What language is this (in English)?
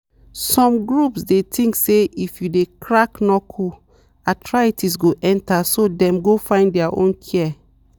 Nigerian Pidgin